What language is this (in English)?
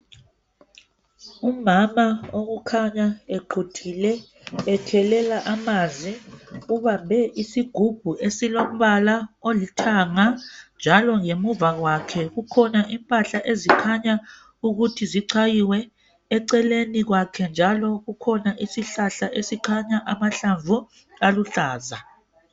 North Ndebele